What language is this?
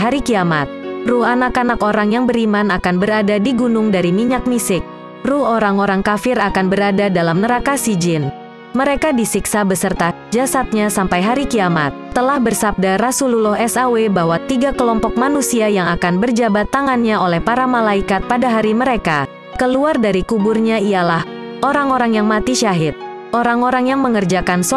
Indonesian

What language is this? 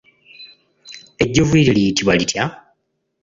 Ganda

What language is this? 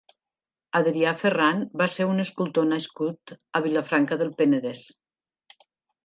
Catalan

